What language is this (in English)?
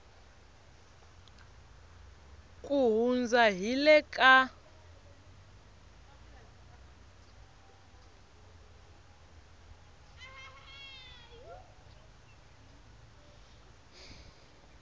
Tsonga